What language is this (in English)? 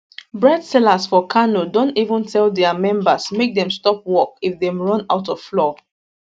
Nigerian Pidgin